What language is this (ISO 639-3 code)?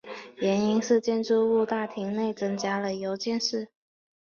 zho